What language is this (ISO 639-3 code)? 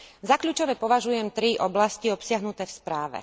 slk